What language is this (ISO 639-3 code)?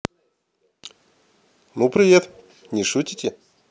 rus